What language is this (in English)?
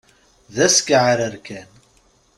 Kabyle